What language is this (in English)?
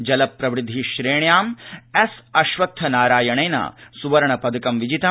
Sanskrit